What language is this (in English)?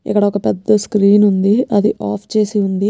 Telugu